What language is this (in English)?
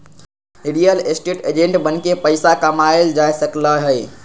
Magahi